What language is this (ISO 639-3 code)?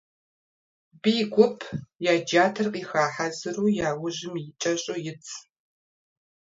kbd